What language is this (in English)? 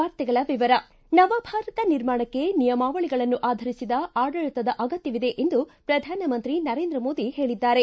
Kannada